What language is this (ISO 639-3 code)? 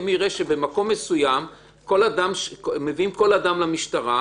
heb